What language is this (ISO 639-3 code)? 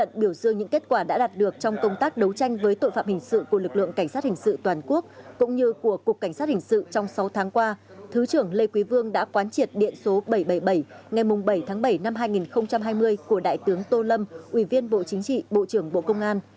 vie